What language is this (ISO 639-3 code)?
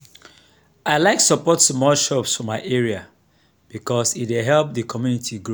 pcm